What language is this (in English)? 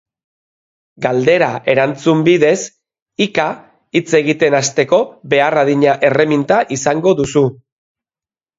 Basque